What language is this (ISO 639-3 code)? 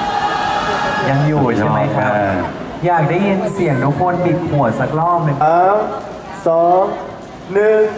tha